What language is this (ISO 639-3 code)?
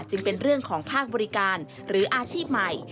tha